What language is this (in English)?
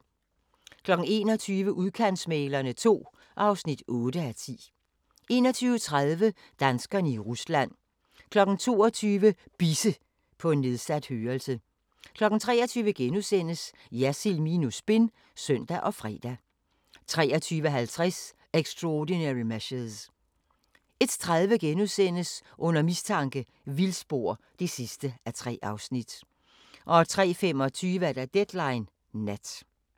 Danish